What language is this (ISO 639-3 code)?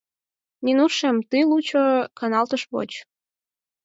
chm